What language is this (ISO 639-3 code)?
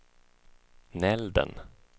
swe